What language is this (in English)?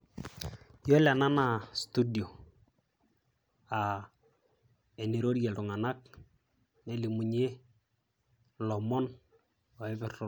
Masai